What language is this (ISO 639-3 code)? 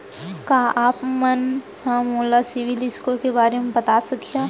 hne